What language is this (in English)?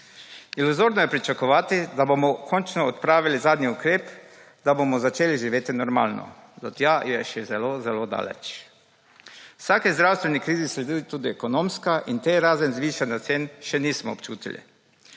Slovenian